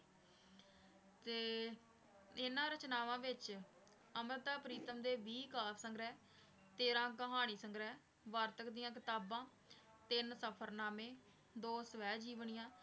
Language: Punjabi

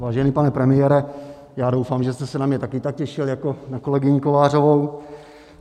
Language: Czech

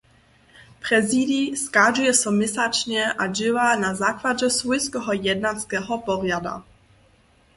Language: Upper Sorbian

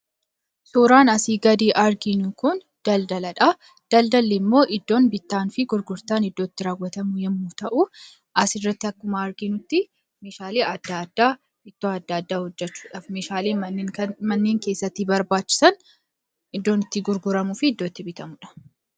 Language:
Oromo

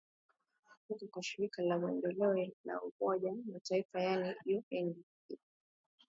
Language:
Swahili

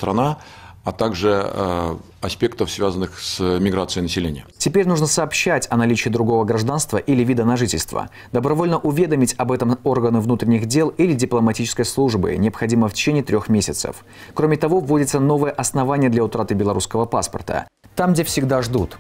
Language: Russian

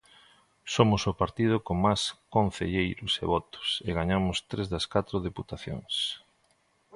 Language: Galician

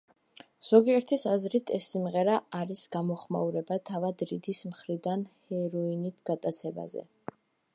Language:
Georgian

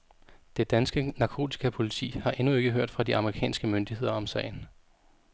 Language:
Danish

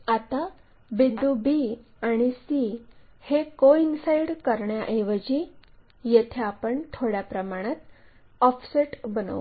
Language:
Marathi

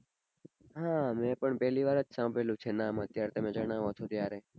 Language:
Gujarati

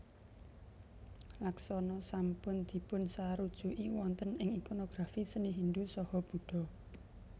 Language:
Javanese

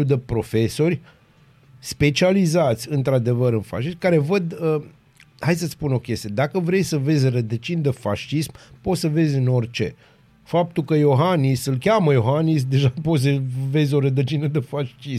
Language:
Romanian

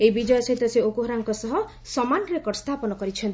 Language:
Odia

